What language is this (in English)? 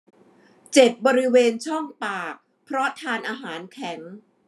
Thai